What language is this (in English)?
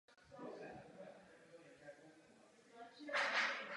Czech